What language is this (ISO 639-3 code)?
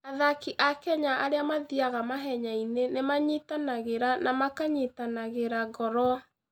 kik